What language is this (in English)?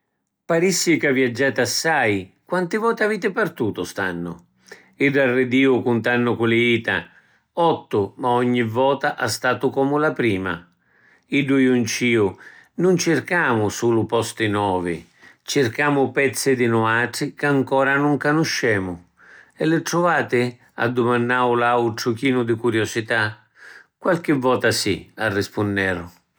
Sicilian